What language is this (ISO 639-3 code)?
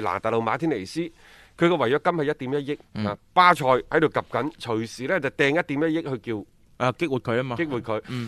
zho